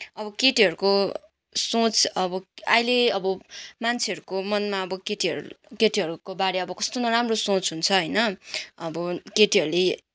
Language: Nepali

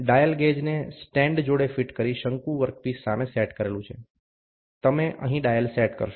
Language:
Gujarati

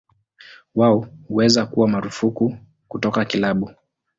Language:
Swahili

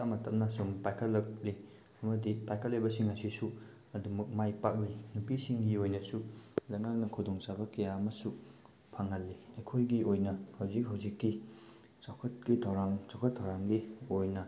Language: Manipuri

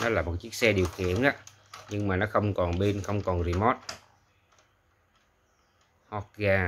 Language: Vietnamese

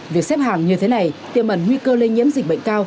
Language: Vietnamese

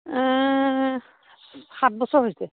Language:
Assamese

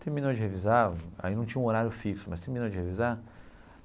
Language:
Portuguese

